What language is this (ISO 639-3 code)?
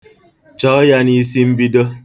ibo